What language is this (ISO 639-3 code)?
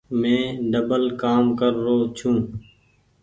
gig